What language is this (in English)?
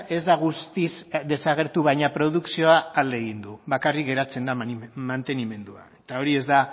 Basque